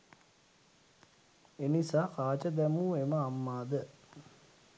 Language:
Sinhala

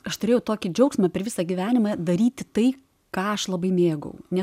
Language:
Lithuanian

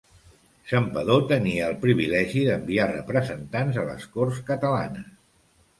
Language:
Catalan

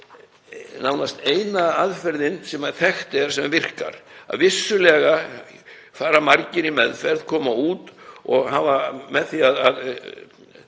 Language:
Icelandic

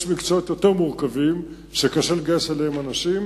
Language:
Hebrew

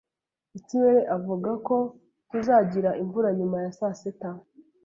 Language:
Kinyarwanda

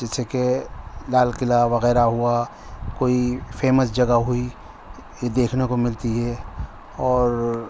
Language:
Urdu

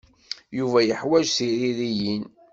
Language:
Kabyle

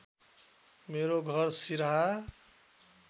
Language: Nepali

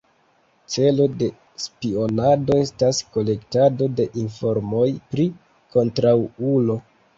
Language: Esperanto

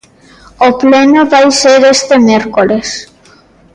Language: Galician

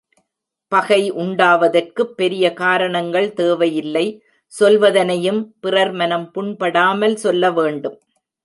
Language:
Tamil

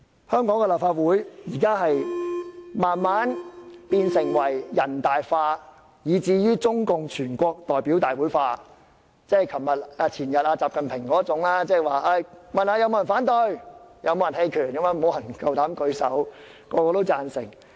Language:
Cantonese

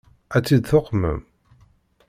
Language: Kabyle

